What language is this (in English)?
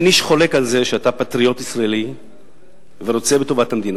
Hebrew